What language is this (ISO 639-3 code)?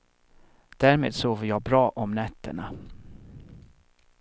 swe